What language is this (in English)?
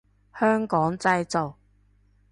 Cantonese